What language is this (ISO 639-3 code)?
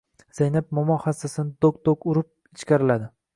uzb